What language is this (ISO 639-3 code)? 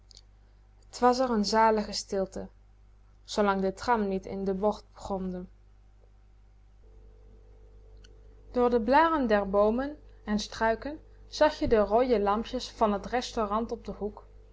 nld